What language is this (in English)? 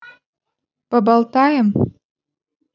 Russian